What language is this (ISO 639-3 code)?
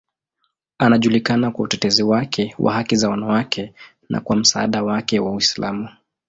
swa